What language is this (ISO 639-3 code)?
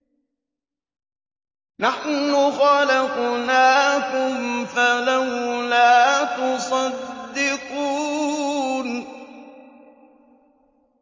ara